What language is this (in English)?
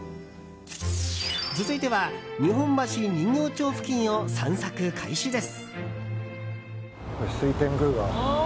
Japanese